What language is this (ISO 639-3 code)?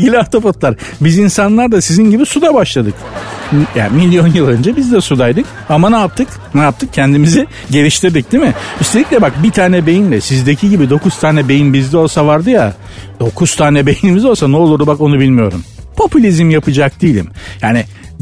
tur